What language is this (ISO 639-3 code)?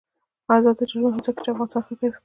pus